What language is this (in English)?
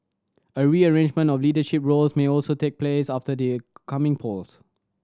English